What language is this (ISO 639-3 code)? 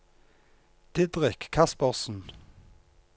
nor